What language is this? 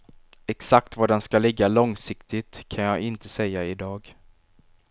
Swedish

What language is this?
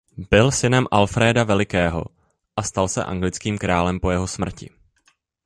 Czech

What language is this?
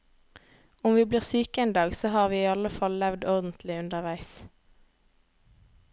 Norwegian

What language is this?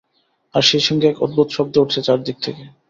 Bangla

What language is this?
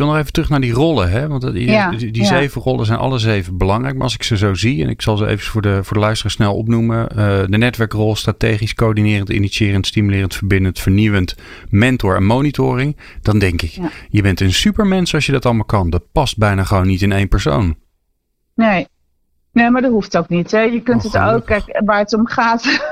Dutch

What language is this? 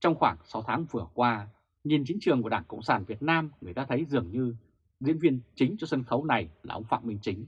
Vietnamese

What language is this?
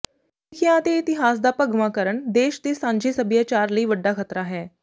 Punjabi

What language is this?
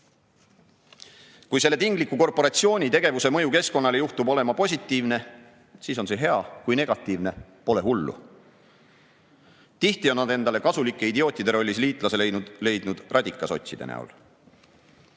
Estonian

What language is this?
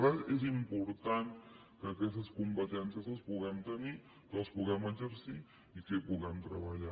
Catalan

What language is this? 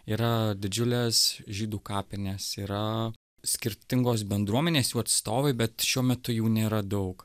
Lithuanian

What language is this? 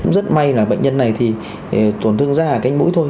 Vietnamese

